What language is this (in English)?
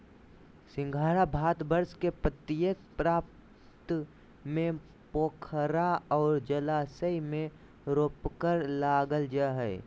Magahi